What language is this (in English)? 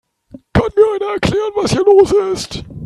German